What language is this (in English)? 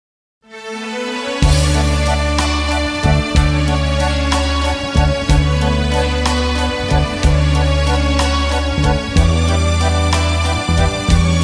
Slovenian